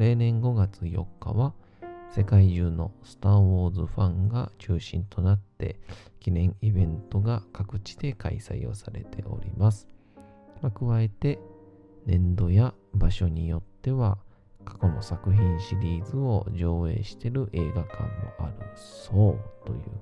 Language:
Japanese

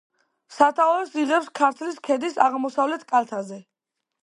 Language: Georgian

